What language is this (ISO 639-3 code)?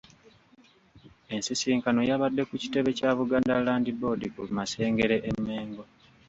lug